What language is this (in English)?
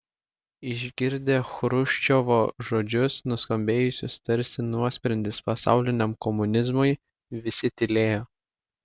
Lithuanian